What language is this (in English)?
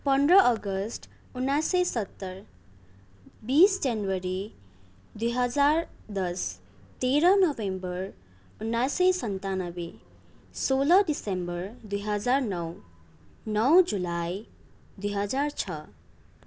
Nepali